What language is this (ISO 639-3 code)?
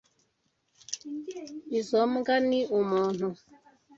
kin